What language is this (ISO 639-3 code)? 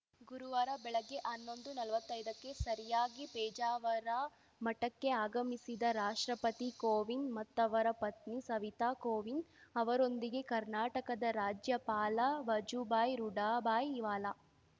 kan